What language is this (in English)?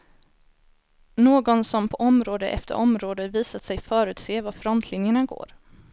Swedish